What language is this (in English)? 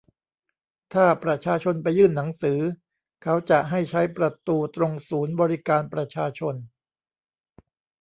Thai